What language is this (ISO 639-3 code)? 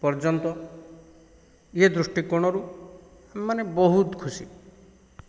ori